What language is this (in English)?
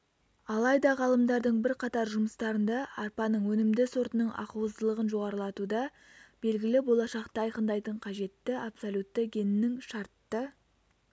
Kazakh